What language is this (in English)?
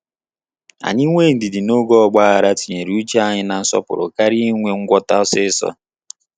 Igbo